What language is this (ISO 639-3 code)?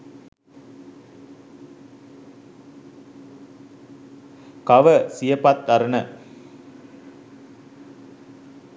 sin